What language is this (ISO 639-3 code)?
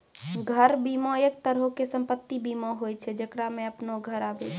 mai